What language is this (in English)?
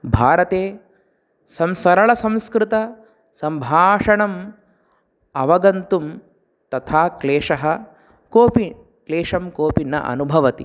Sanskrit